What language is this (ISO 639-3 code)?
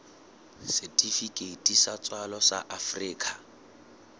sot